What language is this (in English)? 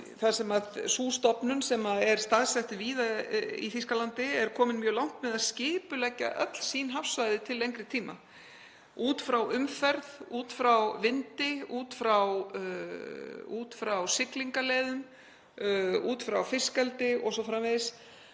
Icelandic